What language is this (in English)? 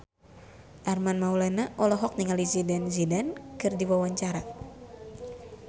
Sundanese